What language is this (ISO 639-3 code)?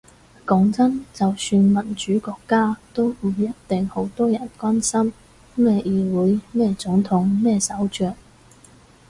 yue